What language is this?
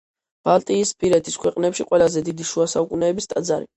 Georgian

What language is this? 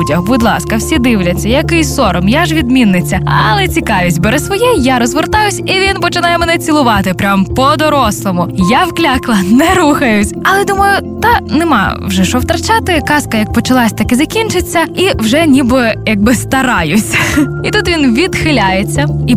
Ukrainian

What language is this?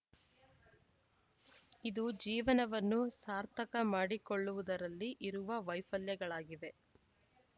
Kannada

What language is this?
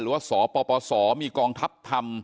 Thai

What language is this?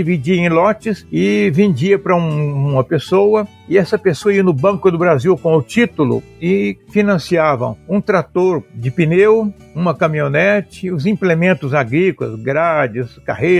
Portuguese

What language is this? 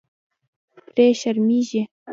Pashto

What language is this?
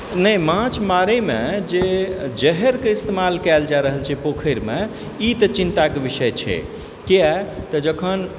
Maithili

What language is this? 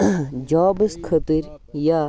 Kashmiri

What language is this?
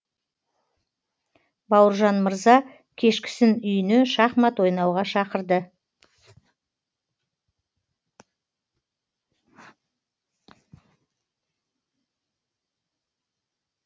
Kazakh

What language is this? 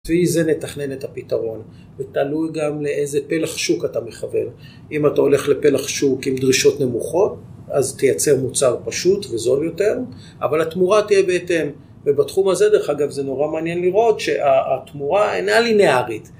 Hebrew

